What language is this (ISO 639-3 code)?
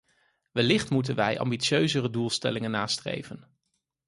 nld